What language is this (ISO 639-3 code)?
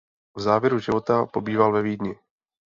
ces